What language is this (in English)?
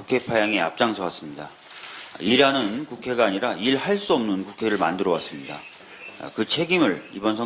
Korean